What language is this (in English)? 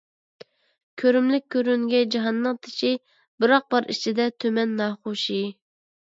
Uyghur